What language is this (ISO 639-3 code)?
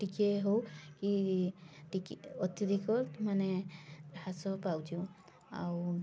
ori